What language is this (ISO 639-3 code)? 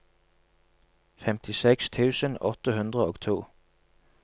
nor